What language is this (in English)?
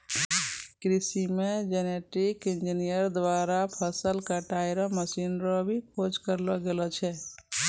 Maithili